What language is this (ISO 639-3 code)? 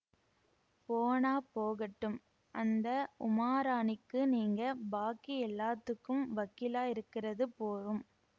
tam